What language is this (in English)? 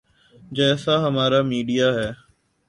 Urdu